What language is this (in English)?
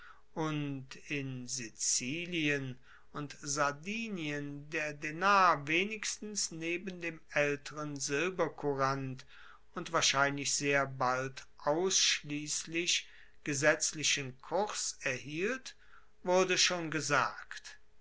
German